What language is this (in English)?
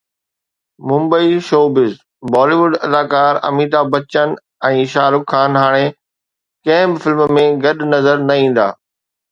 Sindhi